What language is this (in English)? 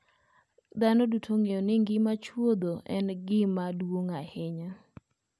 Luo (Kenya and Tanzania)